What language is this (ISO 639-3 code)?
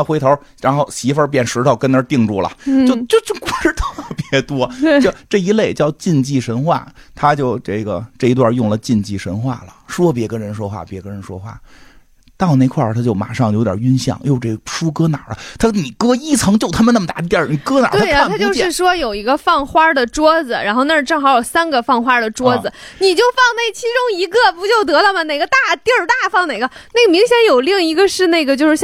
zho